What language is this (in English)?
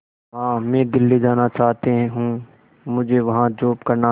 Hindi